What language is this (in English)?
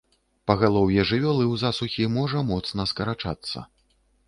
Belarusian